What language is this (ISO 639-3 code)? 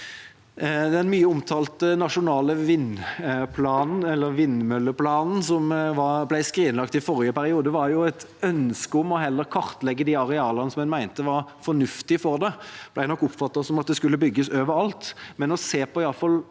nor